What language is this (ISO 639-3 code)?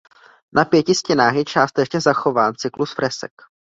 ces